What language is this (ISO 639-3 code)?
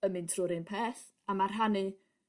cym